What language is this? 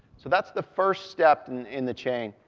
English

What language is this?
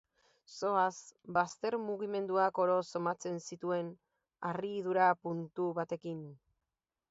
Basque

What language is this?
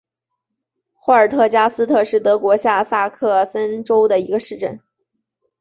Chinese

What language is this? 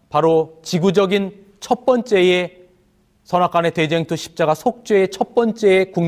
Korean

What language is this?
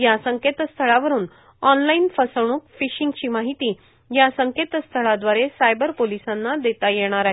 Marathi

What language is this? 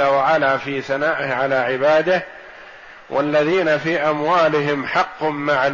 Arabic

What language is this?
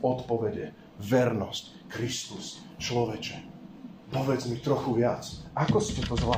Slovak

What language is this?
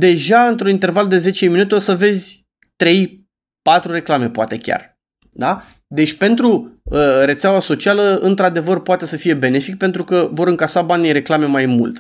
Romanian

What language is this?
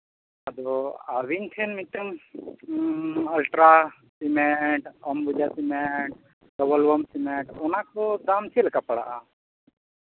Santali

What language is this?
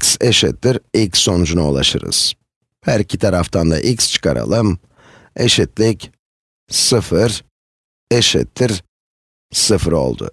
Turkish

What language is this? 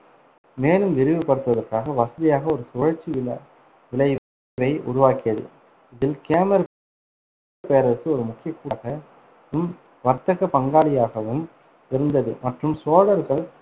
Tamil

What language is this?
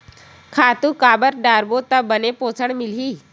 Chhattisgarhi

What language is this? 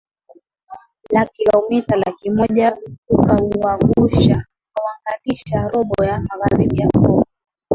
Swahili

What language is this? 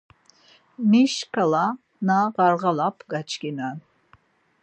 Laz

